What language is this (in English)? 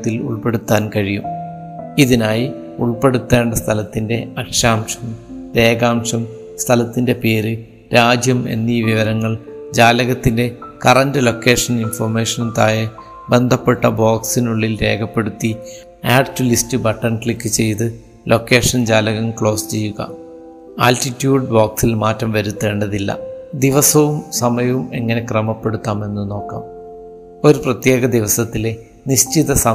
Malayalam